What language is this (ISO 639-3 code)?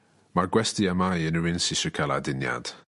cym